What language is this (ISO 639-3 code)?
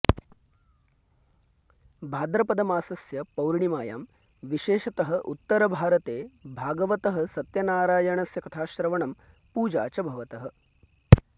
san